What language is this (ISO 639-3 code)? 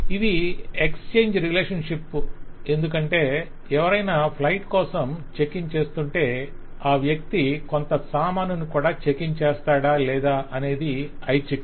tel